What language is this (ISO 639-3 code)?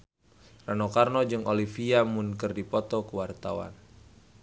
sun